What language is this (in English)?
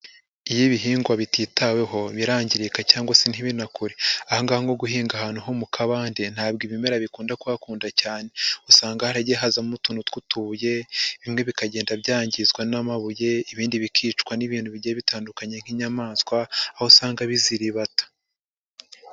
Kinyarwanda